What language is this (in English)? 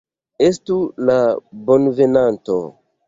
Esperanto